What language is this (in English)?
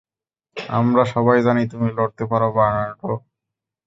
Bangla